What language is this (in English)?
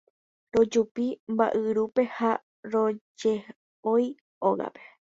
Guarani